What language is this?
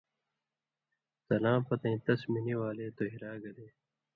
Indus Kohistani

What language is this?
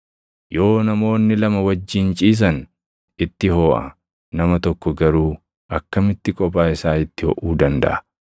Oromo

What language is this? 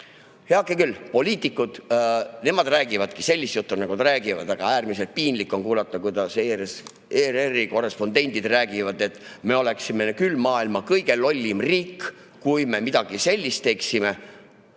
Estonian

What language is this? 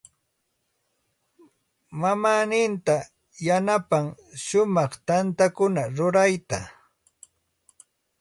Santa Ana de Tusi Pasco Quechua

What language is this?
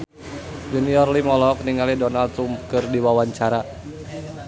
Sundanese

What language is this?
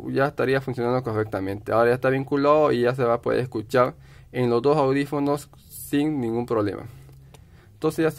Spanish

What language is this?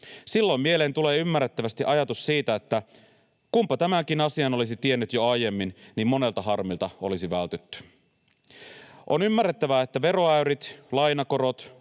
Finnish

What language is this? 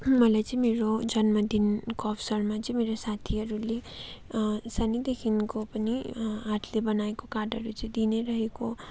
Nepali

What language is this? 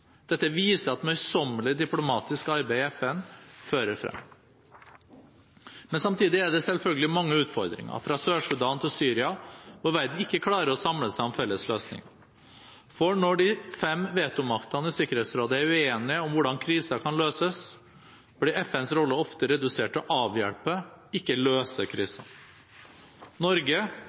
Norwegian Bokmål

